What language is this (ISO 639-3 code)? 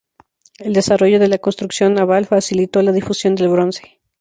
spa